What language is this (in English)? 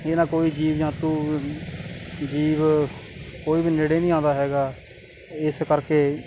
Punjabi